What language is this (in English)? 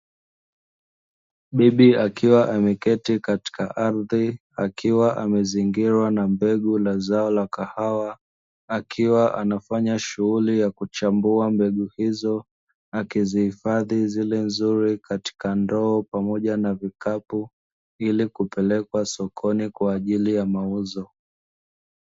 Swahili